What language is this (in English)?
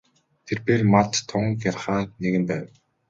Mongolian